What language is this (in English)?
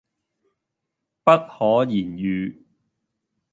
Cantonese